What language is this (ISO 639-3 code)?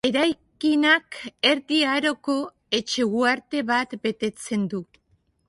eus